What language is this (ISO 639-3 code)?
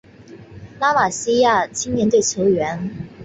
zho